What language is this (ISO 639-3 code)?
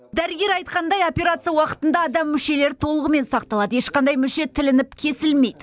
kaz